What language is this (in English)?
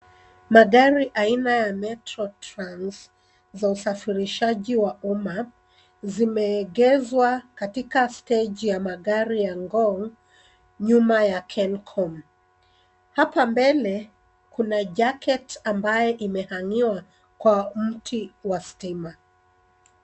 Swahili